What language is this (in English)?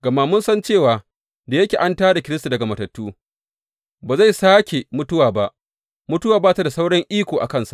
Hausa